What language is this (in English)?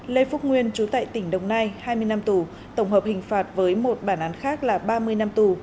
Vietnamese